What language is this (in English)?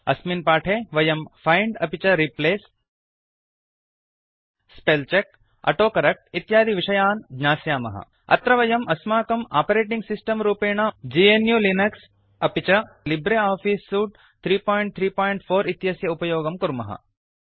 Sanskrit